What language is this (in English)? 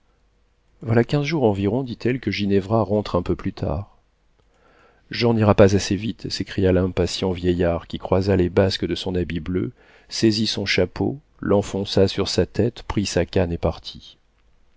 French